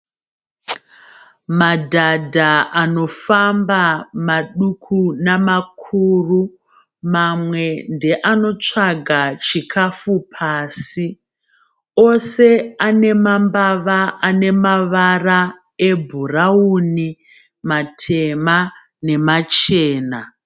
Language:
Shona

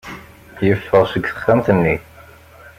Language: Kabyle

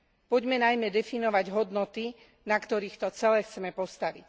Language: Slovak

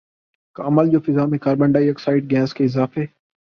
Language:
Urdu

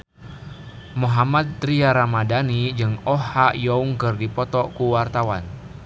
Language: Sundanese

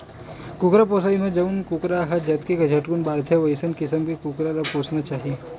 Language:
Chhattisgarhi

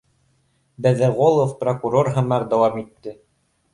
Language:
Bashkir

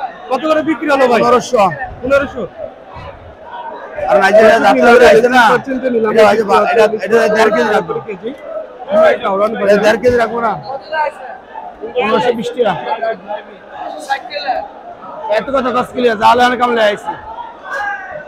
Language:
Bangla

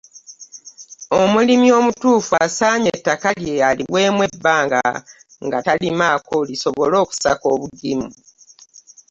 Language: Ganda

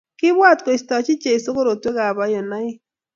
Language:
Kalenjin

